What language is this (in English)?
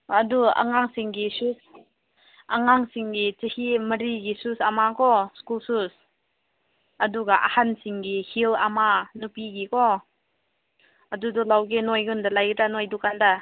Manipuri